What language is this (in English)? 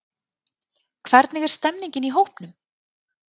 Icelandic